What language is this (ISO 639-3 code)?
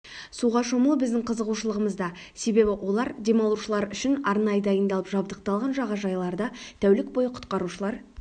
kaz